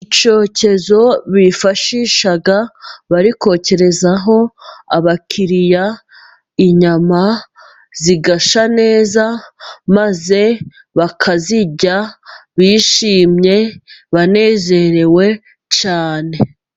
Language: Kinyarwanda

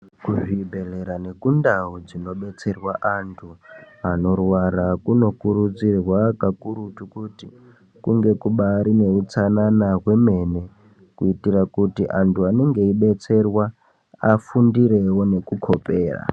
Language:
Ndau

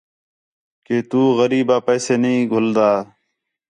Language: Khetrani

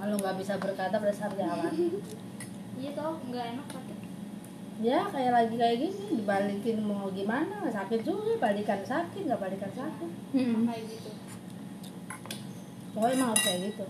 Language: Indonesian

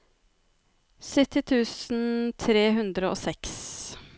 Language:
Norwegian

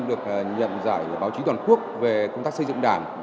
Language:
Vietnamese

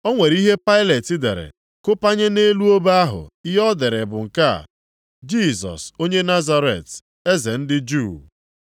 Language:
Igbo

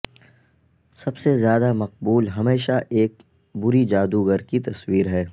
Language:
Urdu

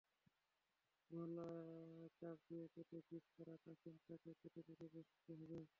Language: Bangla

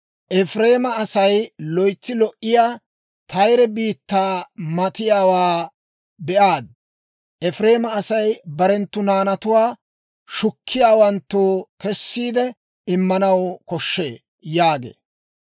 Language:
Dawro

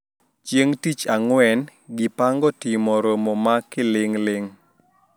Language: Luo (Kenya and Tanzania)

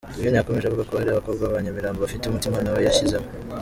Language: Kinyarwanda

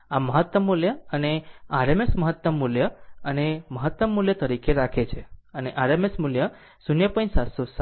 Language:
Gujarati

